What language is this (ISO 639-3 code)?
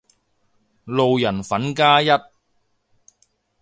yue